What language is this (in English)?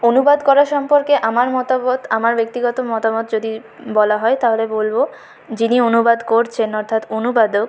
Bangla